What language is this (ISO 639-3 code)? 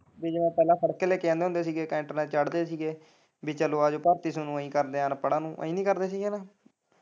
pan